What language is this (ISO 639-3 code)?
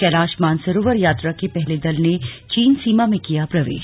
hin